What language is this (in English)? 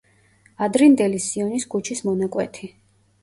Georgian